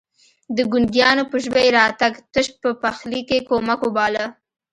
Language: Pashto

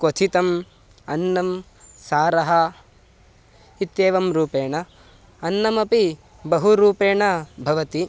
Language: Sanskrit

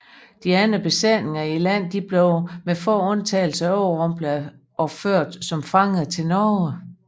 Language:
Danish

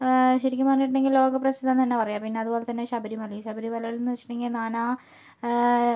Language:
Malayalam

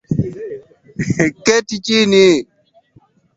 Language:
Swahili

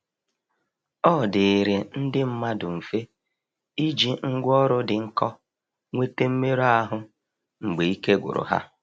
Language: Igbo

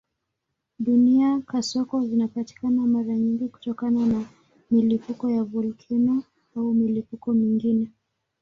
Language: Swahili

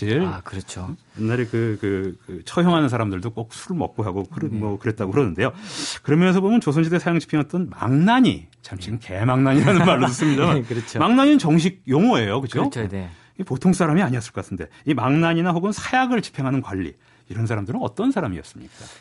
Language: Korean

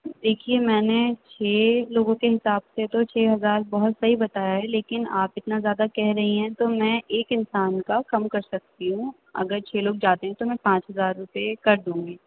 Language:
Urdu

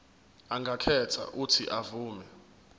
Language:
Zulu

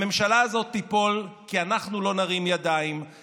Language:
Hebrew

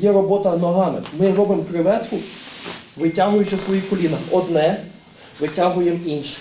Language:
Ukrainian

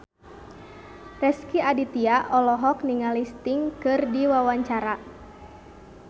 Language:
Sundanese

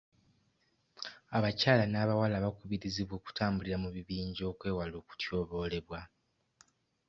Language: Ganda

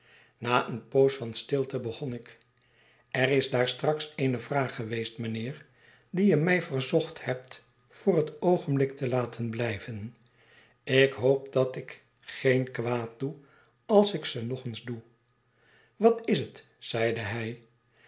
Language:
Dutch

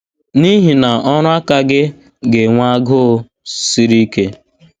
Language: Igbo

